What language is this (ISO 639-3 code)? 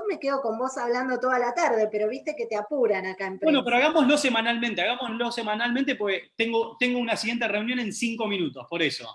spa